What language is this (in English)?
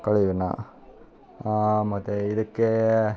Kannada